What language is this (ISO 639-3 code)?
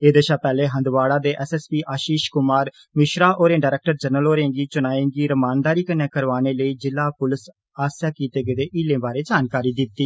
doi